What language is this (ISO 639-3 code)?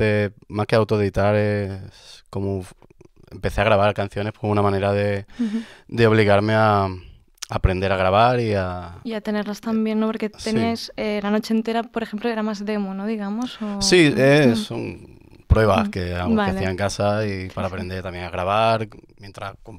spa